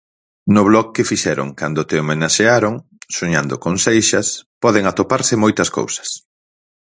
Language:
Galician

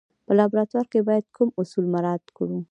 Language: Pashto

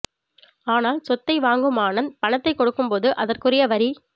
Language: Tamil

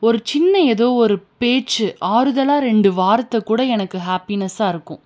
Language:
Tamil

